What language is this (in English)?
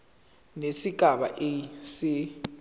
Zulu